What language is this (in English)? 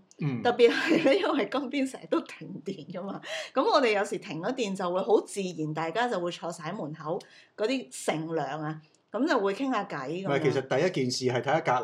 Chinese